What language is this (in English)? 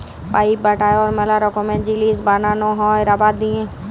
Bangla